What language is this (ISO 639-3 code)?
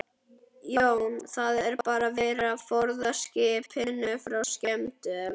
isl